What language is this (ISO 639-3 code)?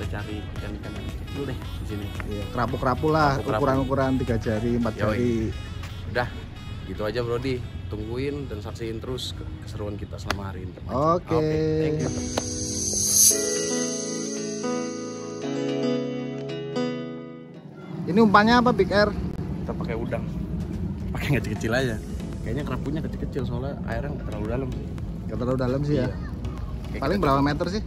ind